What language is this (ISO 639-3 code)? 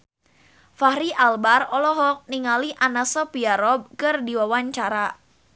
sun